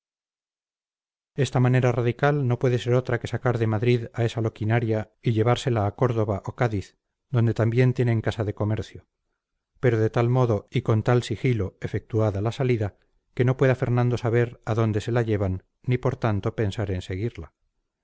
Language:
Spanish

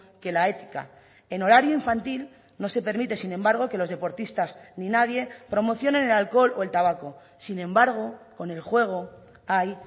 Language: Spanish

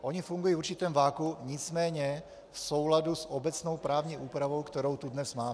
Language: Czech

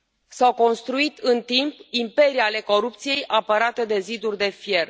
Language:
Romanian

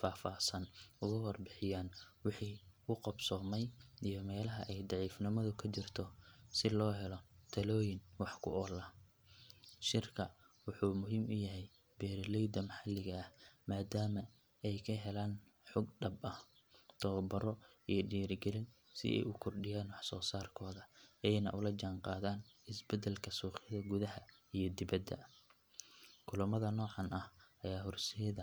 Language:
Somali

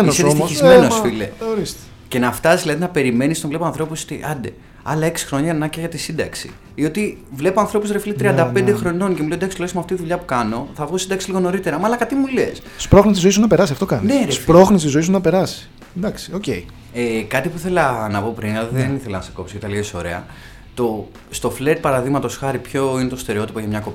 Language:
Greek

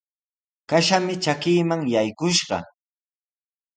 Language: Sihuas Ancash Quechua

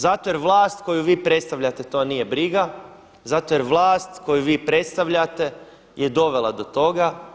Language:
Croatian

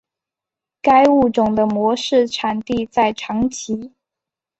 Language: Chinese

